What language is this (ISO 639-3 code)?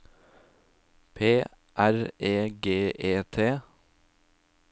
nor